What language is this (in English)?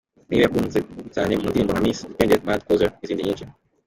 Kinyarwanda